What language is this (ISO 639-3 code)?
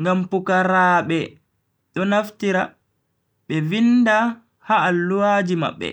fui